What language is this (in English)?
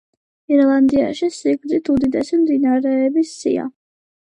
Georgian